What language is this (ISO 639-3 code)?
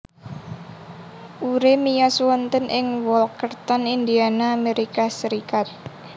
jav